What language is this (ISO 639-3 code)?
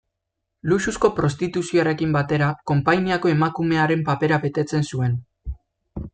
eus